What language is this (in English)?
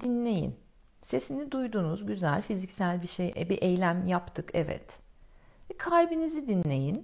Turkish